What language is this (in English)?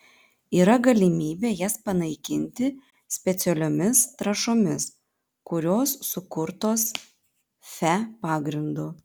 Lithuanian